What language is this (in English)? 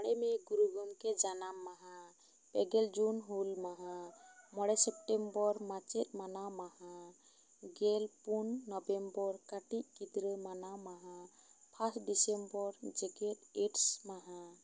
Santali